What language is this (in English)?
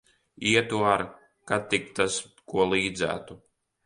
Latvian